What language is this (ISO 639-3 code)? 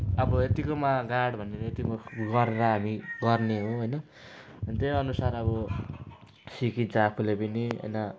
nep